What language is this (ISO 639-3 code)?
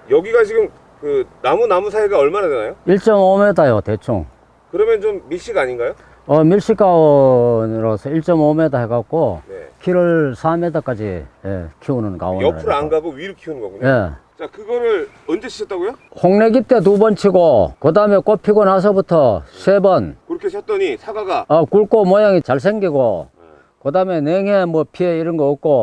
kor